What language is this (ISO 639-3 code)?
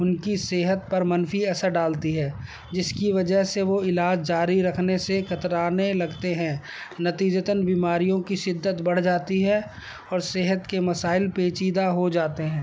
urd